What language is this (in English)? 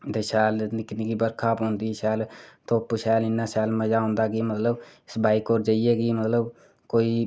Dogri